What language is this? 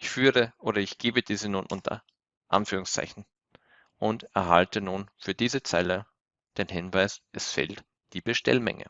German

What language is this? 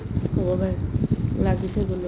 Assamese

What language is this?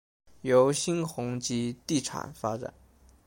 Chinese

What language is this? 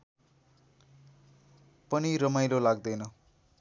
Nepali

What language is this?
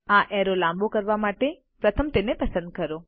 Gujarati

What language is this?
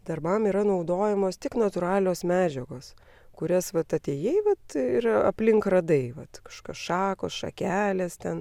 Lithuanian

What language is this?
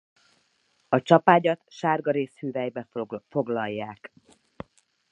Hungarian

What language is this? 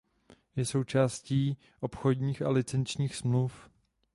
Czech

